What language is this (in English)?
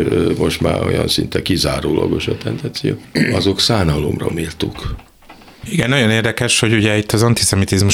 Hungarian